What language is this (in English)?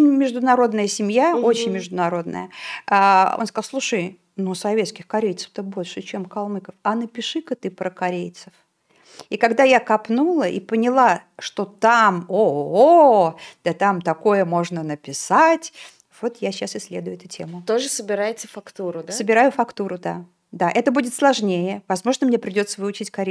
Russian